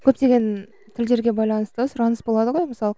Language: Kazakh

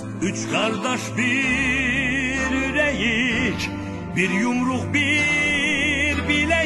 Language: Turkish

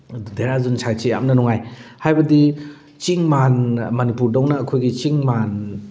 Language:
Manipuri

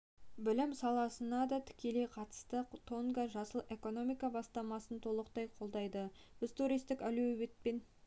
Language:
Kazakh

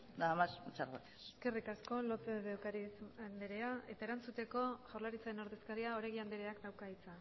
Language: Basque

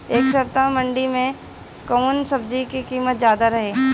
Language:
Bhojpuri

